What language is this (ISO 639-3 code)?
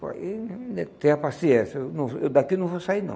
por